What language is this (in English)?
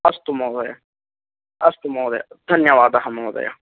Sanskrit